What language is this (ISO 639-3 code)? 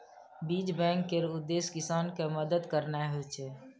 mai